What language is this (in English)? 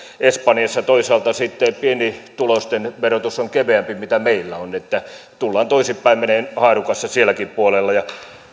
Finnish